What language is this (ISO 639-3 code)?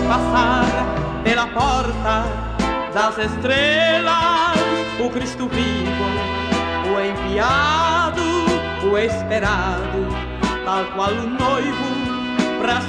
por